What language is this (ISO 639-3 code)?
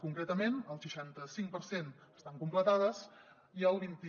cat